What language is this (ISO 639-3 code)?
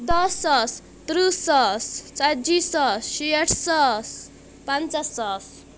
kas